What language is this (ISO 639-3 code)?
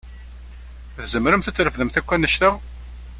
kab